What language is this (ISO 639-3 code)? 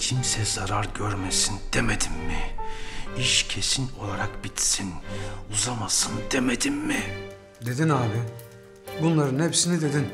tur